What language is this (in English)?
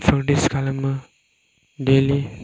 Bodo